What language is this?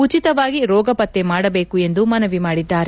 Kannada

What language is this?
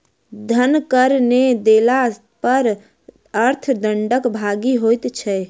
Maithili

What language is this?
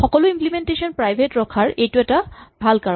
Assamese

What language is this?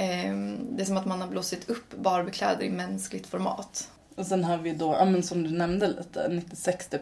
Swedish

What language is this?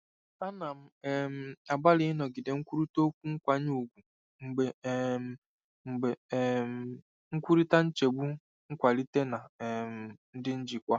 Igbo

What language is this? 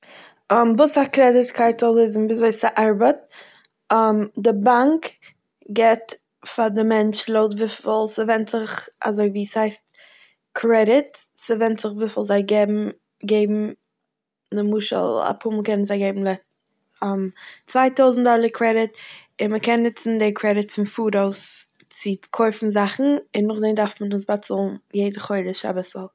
Yiddish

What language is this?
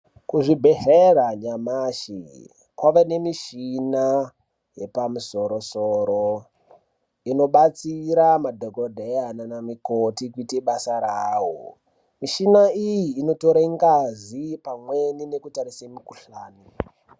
Ndau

